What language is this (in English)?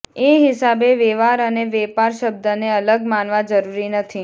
Gujarati